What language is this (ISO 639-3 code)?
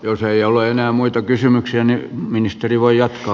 fin